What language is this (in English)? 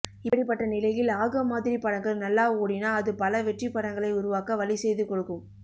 Tamil